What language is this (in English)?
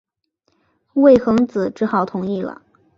Chinese